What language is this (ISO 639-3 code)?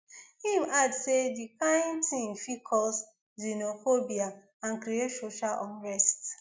pcm